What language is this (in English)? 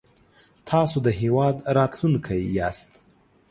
Pashto